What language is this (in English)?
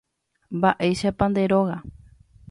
Guarani